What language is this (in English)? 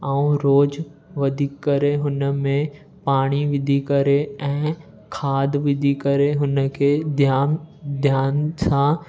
Sindhi